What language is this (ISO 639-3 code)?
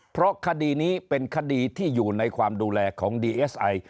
tha